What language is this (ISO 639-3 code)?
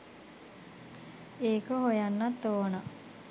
sin